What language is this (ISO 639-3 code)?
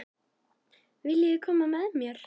isl